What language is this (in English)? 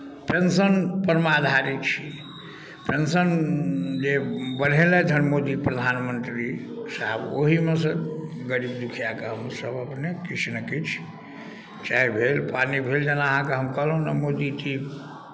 Maithili